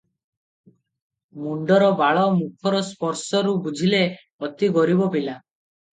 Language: Odia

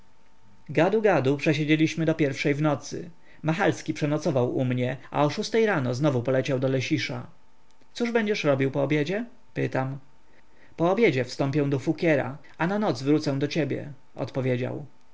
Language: Polish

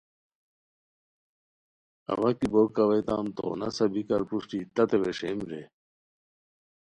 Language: Khowar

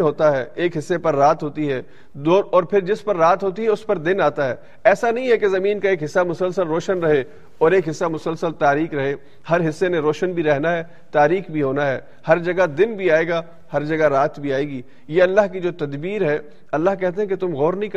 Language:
Urdu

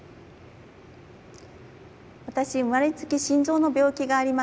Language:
Japanese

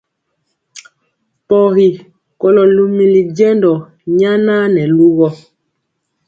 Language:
Mpiemo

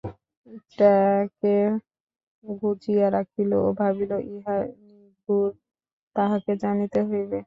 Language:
Bangla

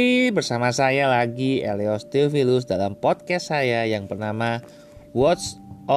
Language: Indonesian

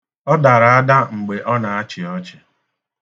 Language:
Igbo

